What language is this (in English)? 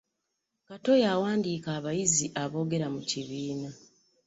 Ganda